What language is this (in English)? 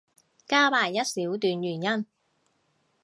Cantonese